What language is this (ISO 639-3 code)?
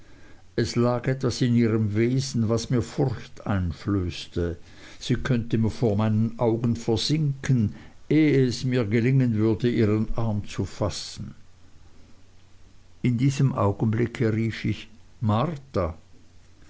deu